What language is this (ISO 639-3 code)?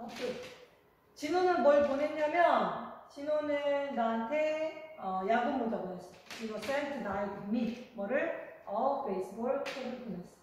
kor